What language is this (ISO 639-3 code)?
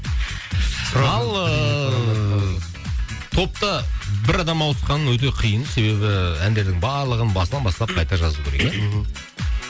kaz